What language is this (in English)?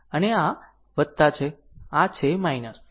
Gujarati